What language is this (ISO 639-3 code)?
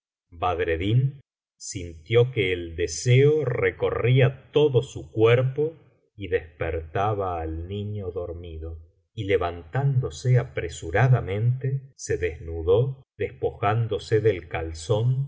spa